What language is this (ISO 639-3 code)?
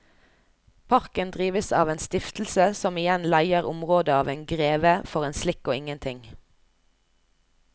nor